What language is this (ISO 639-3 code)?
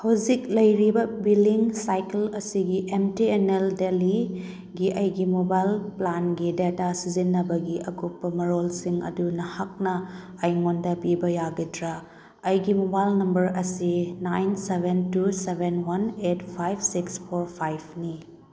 mni